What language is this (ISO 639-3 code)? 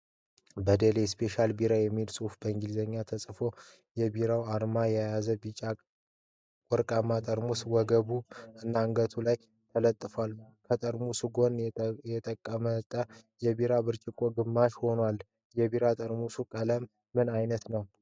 amh